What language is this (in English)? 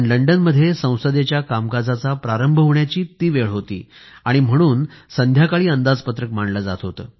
Marathi